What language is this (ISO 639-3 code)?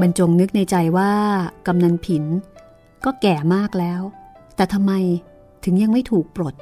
tha